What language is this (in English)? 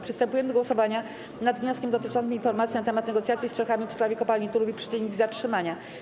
Polish